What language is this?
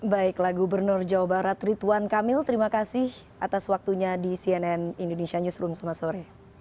Indonesian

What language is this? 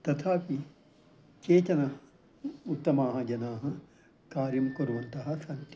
Sanskrit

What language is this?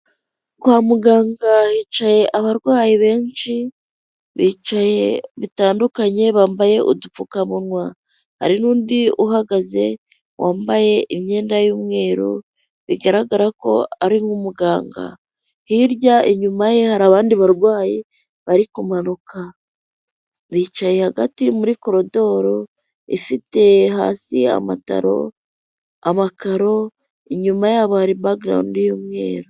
Kinyarwanda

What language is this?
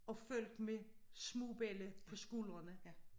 Danish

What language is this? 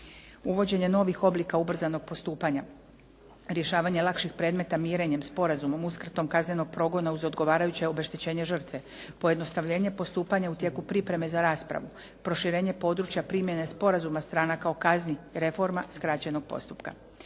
Croatian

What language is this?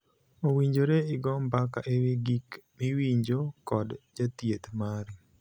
Luo (Kenya and Tanzania)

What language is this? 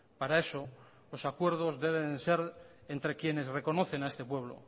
Spanish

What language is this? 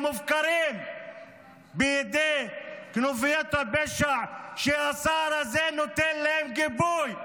Hebrew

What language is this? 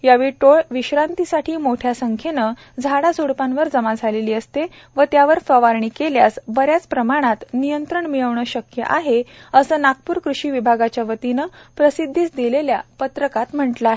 Marathi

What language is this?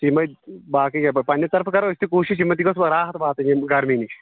Kashmiri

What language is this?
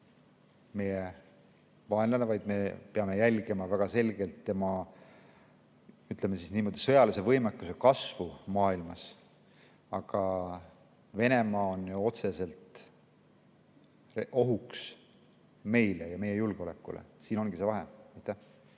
Estonian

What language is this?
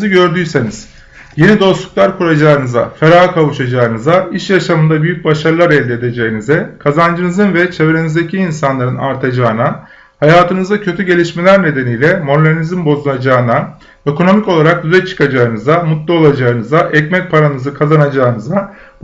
Turkish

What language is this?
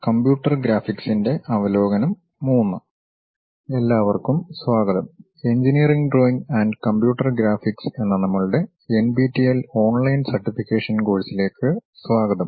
Malayalam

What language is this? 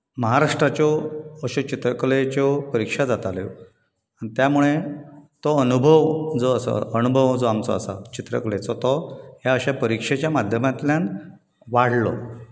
Konkani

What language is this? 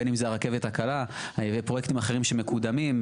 Hebrew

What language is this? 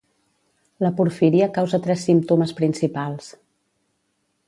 Catalan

